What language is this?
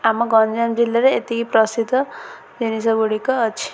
Odia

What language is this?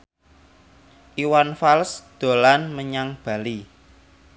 Javanese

